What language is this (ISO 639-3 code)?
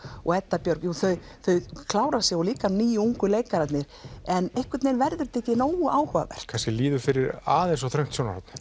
isl